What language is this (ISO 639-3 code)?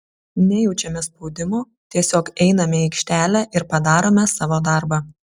lit